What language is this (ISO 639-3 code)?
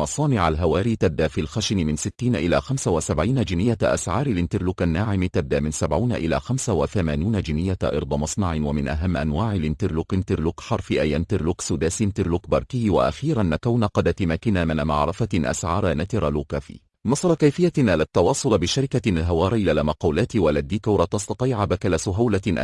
ara